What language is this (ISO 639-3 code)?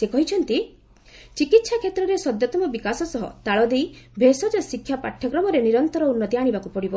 ori